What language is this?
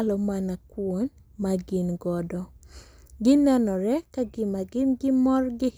Luo (Kenya and Tanzania)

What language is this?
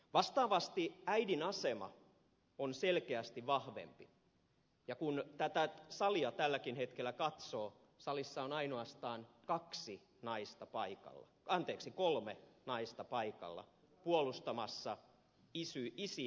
Finnish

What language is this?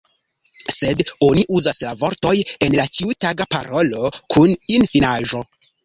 Esperanto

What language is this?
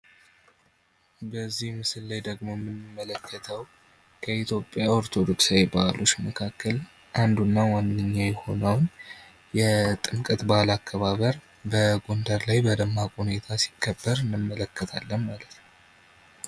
Amharic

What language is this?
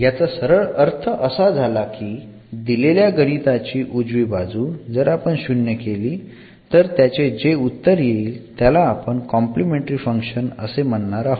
Marathi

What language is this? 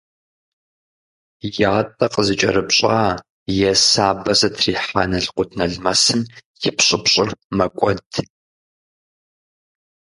Kabardian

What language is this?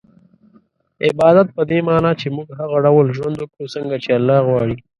Pashto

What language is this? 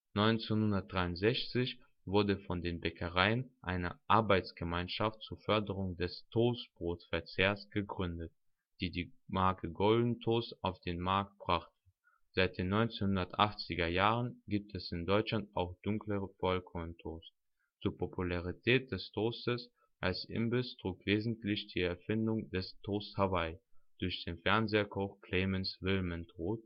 German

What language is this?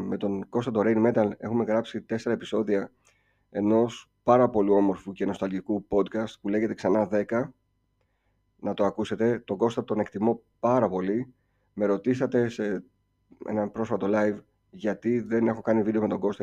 Greek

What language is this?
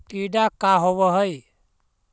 Magahi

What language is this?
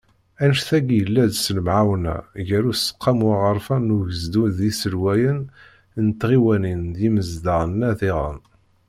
Kabyle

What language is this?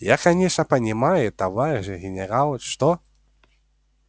Russian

